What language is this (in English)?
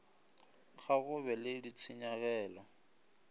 Northern Sotho